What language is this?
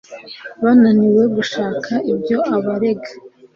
Kinyarwanda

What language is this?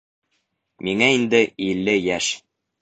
Bashkir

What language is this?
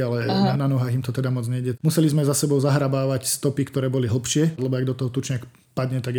Slovak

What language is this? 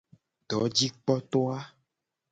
Gen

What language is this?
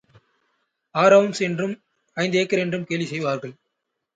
Tamil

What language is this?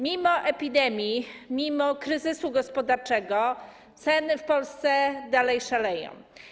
Polish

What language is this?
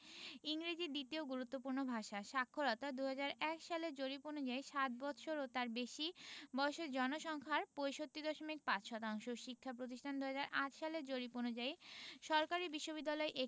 Bangla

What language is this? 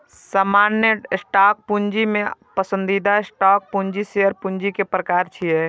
Maithili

